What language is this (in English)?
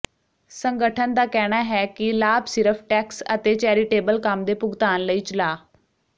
Punjabi